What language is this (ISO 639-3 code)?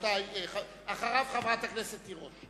heb